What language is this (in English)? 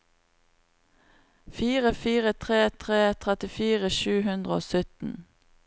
Norwegian